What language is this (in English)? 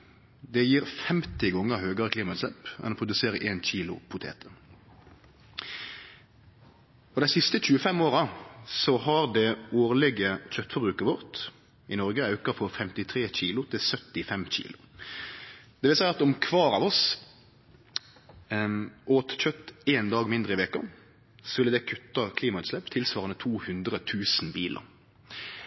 Norwegian Nynorsk